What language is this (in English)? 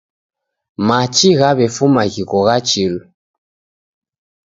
Taita